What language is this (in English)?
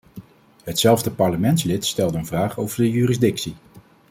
Dutch